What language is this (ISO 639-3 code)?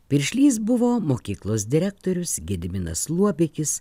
lit